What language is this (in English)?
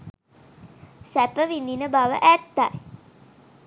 Sinhala